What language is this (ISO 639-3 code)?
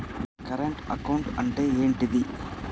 tel